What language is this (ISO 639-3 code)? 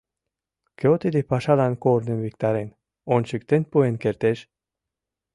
chm